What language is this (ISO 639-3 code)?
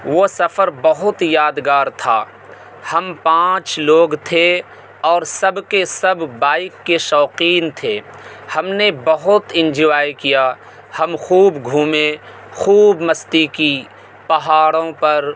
urd